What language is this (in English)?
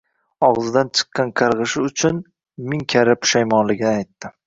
Uzbek